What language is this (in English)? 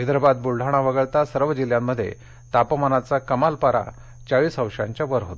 Marathi